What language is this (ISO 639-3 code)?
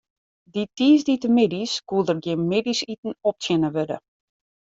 fry